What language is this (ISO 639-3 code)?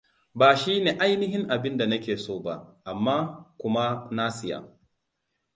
hau